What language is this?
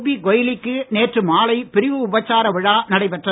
Tamil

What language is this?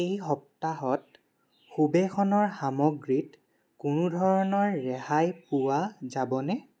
Assamese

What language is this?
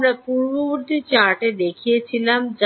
Bangla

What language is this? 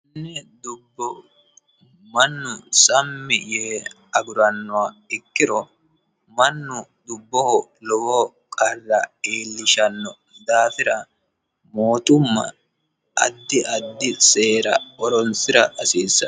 Sidamo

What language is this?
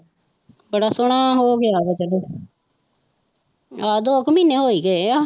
Punjabi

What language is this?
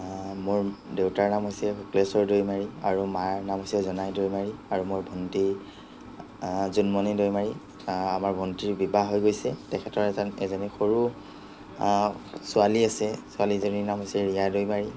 Assamese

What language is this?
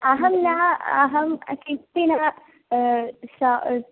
Sanskrit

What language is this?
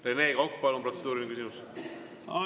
Estonian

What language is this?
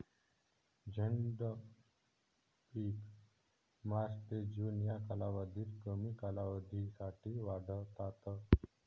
Marathi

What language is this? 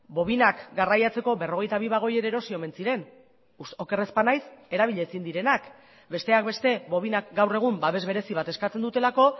Basque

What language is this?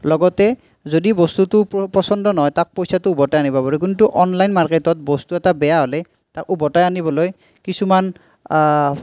Assamese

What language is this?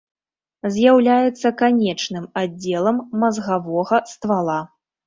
Belarusian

